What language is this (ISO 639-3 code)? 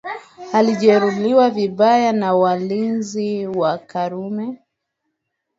swa